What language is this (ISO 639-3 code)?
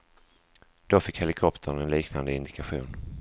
swe